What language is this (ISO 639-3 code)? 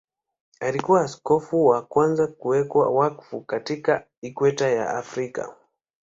swa